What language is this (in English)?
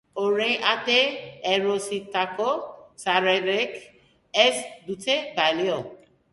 Basque